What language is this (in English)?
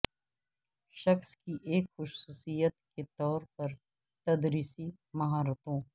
Urdu